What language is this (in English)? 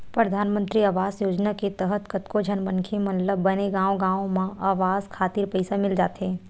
Chhattisgarhi